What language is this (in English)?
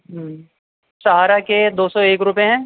Urdu